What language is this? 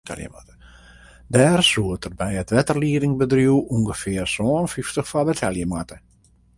Western Frisian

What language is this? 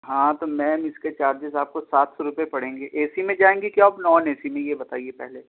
Urdu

